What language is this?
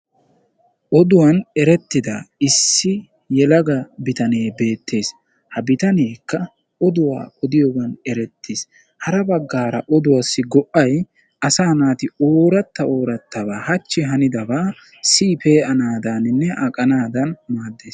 Wolaytta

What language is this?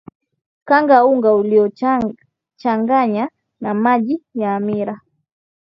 Swahili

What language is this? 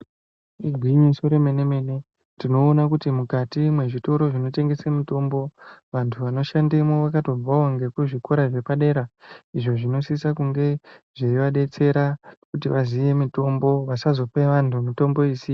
Ndau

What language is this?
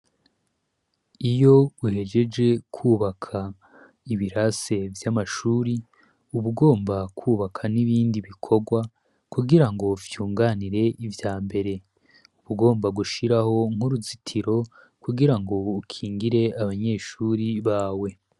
Rundi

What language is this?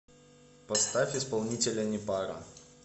Russian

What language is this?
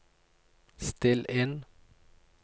Norwegian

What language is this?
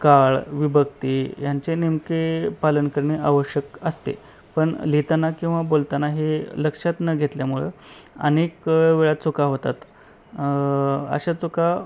Marathi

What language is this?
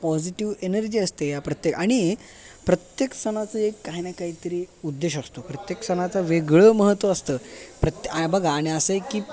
Marathi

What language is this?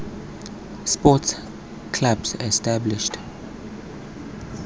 Tswana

